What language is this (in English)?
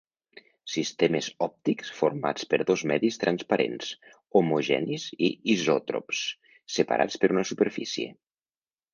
Catalan